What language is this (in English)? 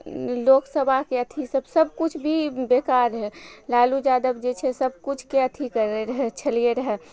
Maithili